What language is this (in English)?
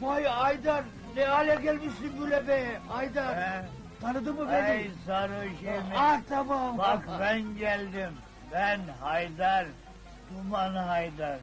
Turkish